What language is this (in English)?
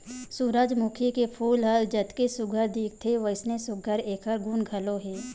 Chhattisgarhi